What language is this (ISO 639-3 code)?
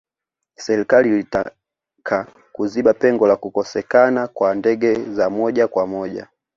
swa